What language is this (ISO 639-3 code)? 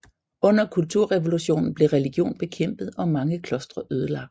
dan